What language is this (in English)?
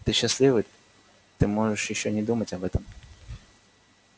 Russian